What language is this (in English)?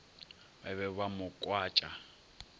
Northern Sotho